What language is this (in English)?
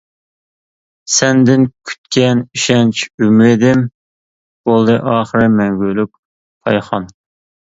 Uyghur